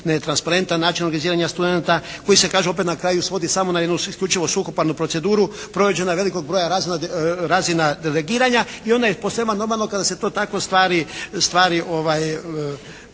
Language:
Croatian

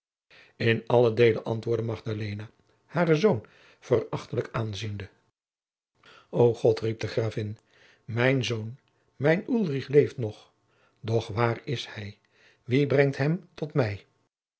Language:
Dutch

